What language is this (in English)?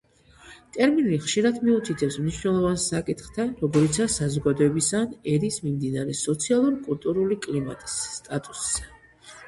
Georgian